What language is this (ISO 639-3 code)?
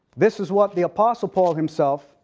eng